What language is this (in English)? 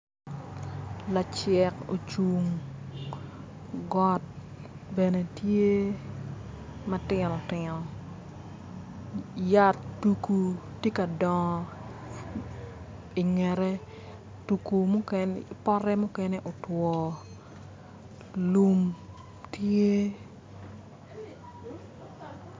Acoli